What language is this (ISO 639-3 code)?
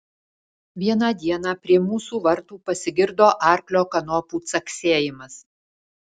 lit